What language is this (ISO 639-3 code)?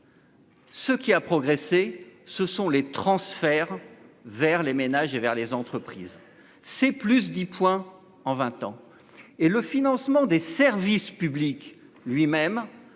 fra